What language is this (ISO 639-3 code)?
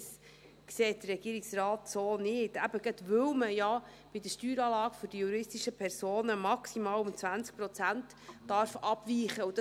gsw